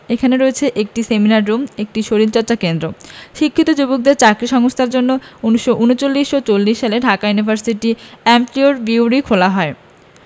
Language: Bangla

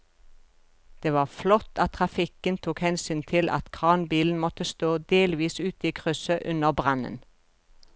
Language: Norwegian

